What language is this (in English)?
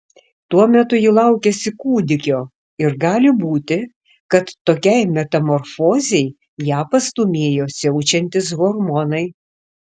Lithuanian